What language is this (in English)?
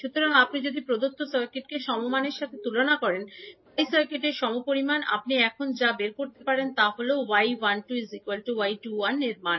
Bangla